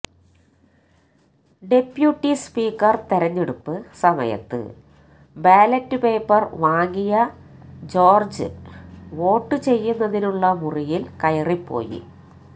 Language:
Malayalam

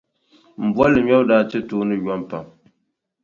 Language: Dagbani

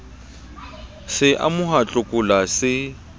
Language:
Southern Sotho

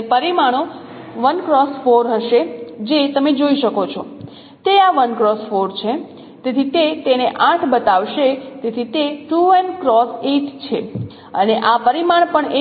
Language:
Gujarati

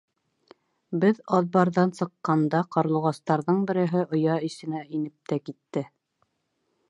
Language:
Bashkir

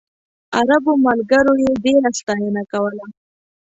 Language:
Pashto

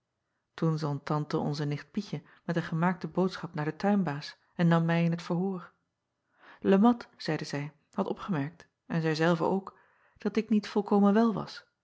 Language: Dutch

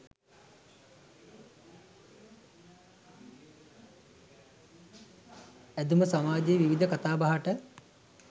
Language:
Sinhala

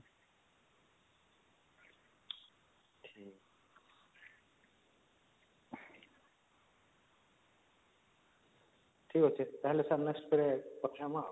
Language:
Odia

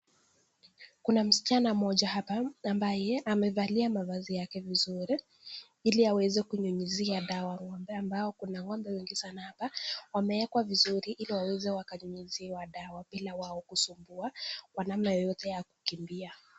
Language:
Swahili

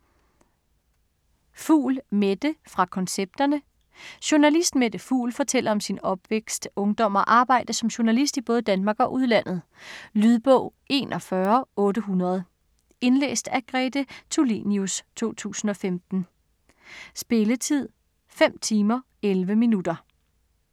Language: Danish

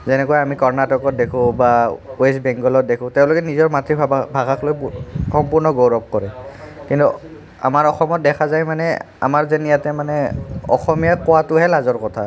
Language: Assamese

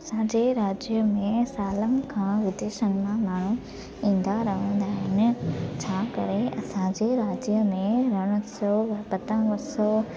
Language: Sindhi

